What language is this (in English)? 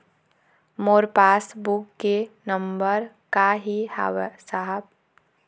Chhattisgarhi